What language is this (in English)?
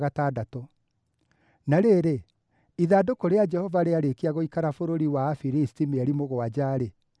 Kikuyu